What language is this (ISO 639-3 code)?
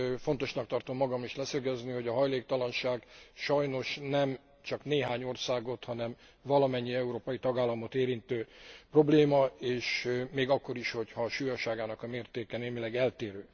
hun